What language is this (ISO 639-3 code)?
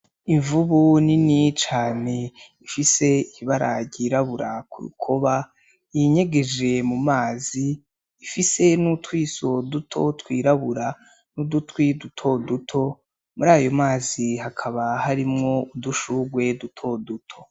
run